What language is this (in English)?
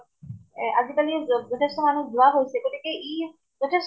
Assamese